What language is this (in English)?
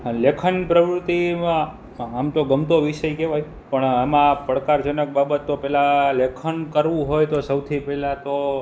Gujarati